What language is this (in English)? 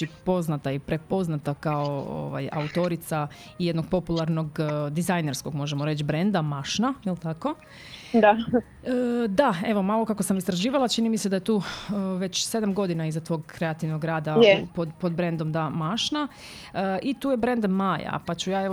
Croatian